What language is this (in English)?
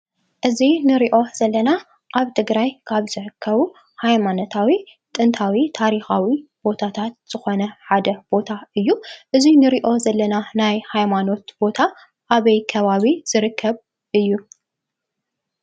Tigrinya